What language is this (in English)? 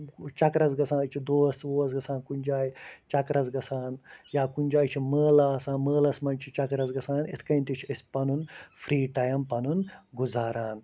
Kashmiri